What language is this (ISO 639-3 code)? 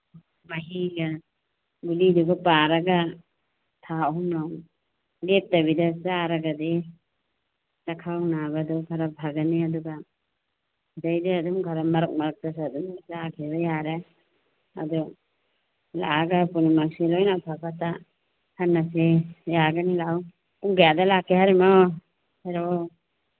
mni